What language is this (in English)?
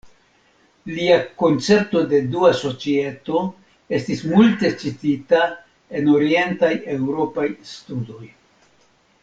Esperanto